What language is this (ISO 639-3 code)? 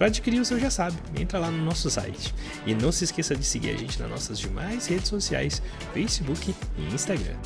por